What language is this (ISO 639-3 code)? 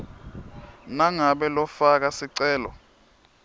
ssw